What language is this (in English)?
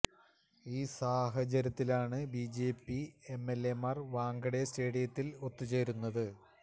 Malayalam